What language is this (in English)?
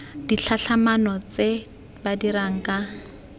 Tswana